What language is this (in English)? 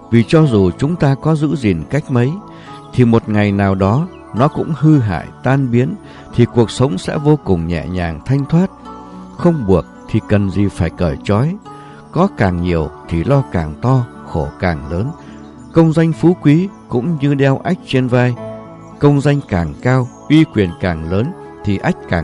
Vietnamese